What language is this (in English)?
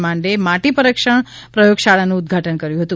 Gujarati